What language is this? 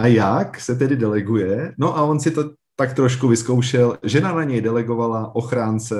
Czech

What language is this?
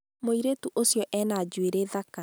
Kikuyu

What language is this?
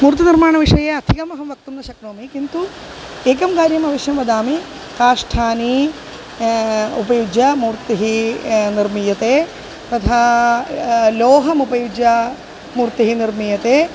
Sanskrit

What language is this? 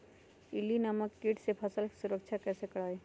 Magahi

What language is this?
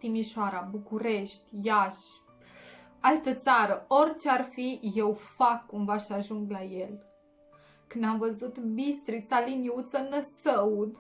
Romanian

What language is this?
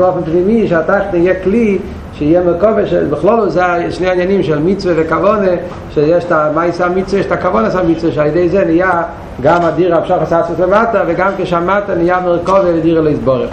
Hebrew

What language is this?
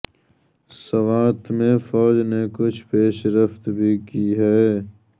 Urdu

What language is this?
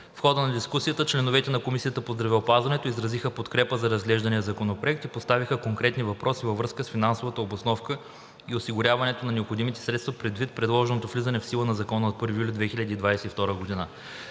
Bulgarian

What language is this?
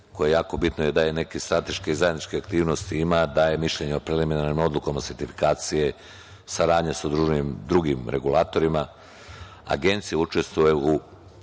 Serbian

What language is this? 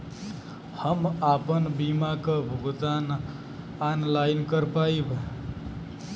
Bhojpuri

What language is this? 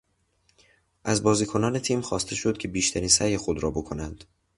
Persian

